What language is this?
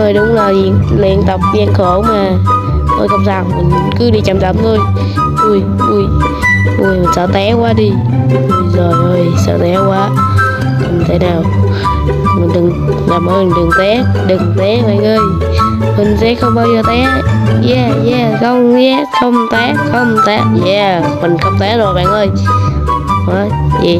Vietnamese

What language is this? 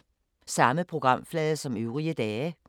Danish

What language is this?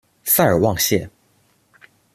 Chinese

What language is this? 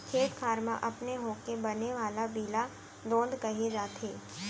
Chhattisgarhi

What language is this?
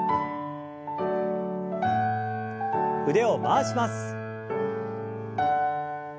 Japanese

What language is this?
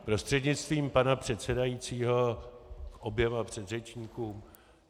Czech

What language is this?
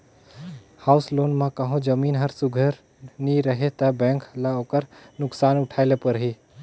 Chhattisgarhi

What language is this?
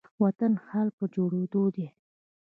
Pashto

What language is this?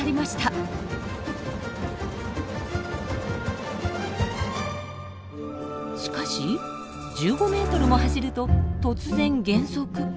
Japanese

